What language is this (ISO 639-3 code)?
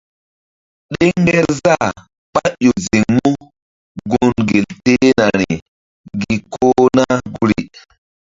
mdd